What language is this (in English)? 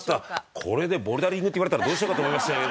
Japanese